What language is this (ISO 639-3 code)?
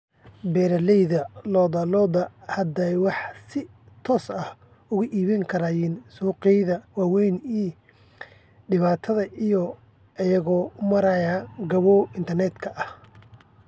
som